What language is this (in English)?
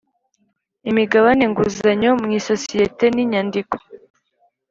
Kinyarwanda